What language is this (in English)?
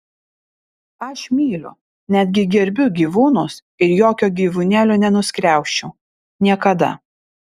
Lithuanian